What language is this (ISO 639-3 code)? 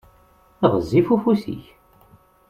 kab